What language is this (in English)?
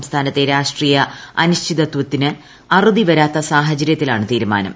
Malayalam